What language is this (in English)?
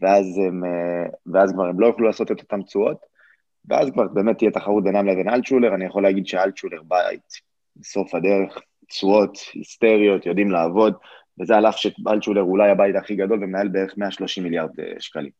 Hebrew